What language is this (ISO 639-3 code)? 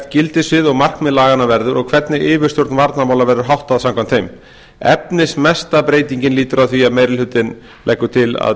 isl